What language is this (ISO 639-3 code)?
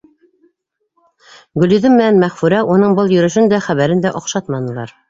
bak